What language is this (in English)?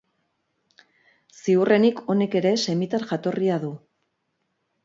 Basque